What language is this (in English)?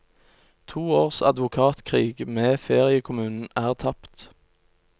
Norwegian